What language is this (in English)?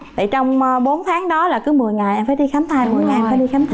Vietnamese